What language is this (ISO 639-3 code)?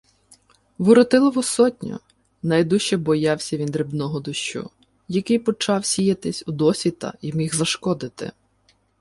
ukr